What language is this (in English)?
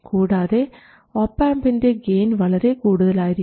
Malayalam